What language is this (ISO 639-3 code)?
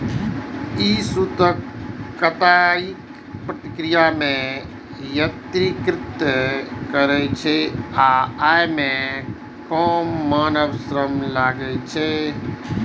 mai